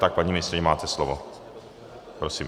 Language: Czech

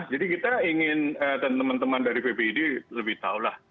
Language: Indonesian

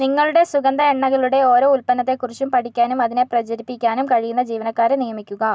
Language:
Malayalam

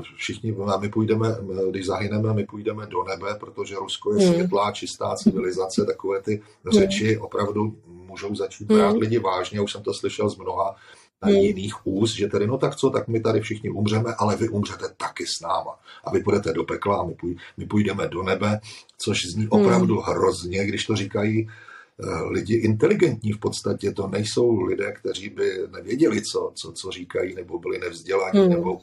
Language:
Czech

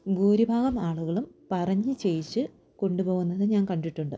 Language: Malayalam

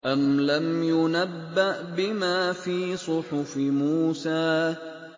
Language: Arabic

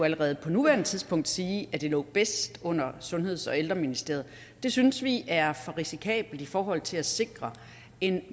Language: Danish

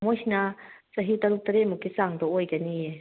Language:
Manipuri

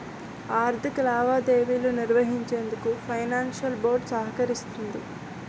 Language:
Telugu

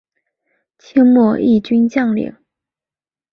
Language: Chinese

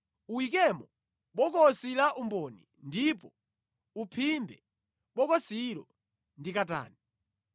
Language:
Nyanja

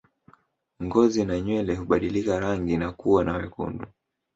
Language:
Swahili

